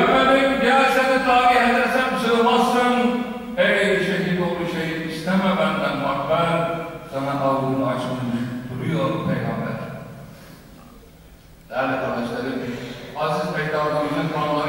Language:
Turkish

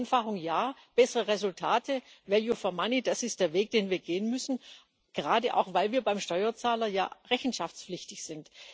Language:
German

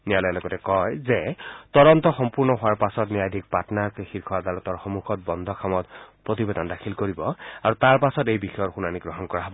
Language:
Assamese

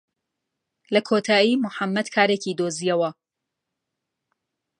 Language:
Central Kurdish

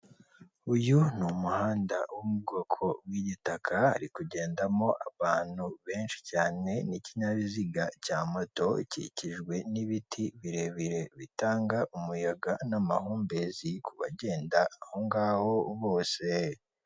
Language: Kinyarwanda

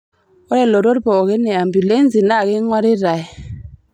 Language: Masai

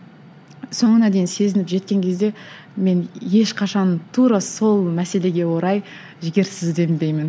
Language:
Kazakh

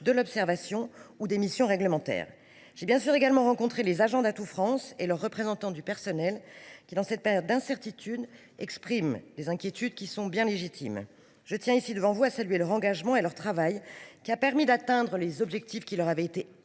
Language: French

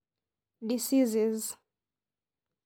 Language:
Masai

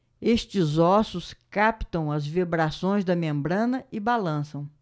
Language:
Portuguese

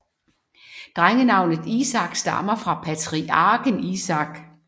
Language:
Danish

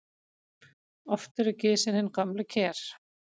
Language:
Icelandic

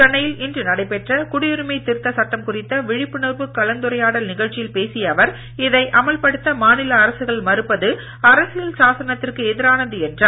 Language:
Tamil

